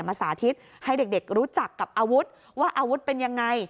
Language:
Thai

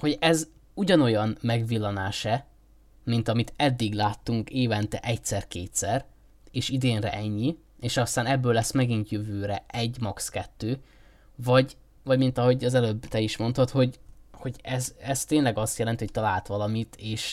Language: Hungarian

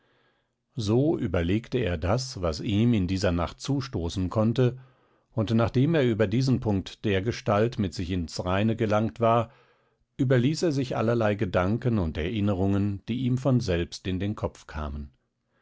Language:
German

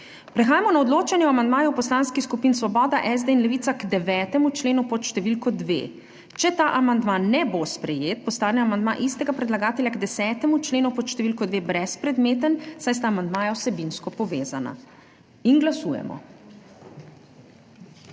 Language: Slovenian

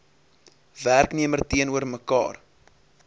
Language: Afrikaans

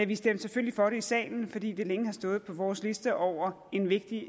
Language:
Danish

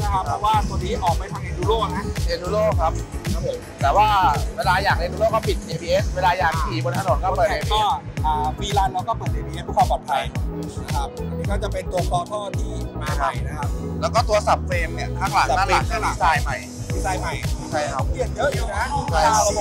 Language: Thai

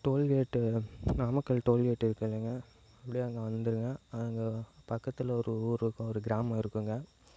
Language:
Tamil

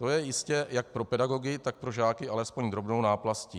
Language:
Czech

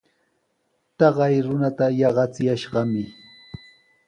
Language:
Sihuas Ancash Quechua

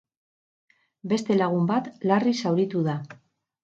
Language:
Basque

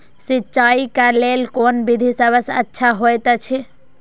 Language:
Maithili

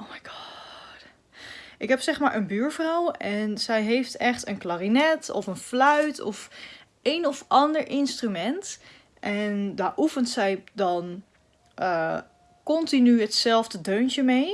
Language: Dutch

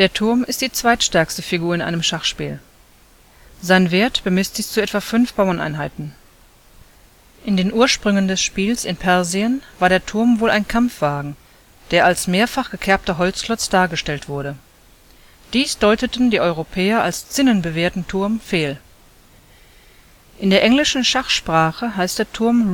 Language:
German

